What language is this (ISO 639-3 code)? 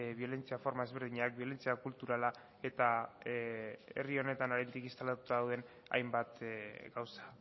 eus